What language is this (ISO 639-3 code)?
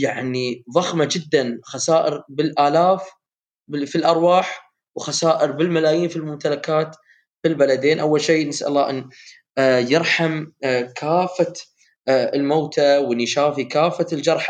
ara